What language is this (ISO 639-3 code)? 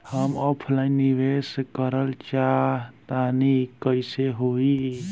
bho